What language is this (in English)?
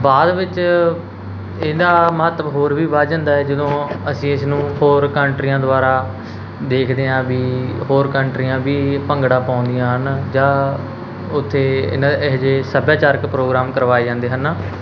Punjabi